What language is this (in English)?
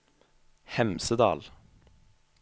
Norwegian